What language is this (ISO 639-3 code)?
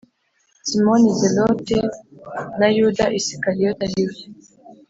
kin